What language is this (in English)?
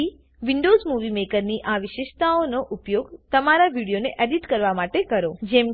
Gujarati